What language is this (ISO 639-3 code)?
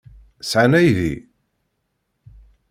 kab